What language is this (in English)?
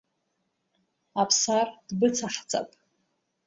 Abkhazian